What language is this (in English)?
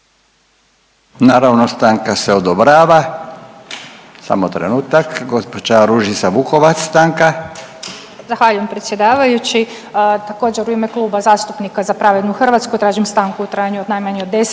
Croatian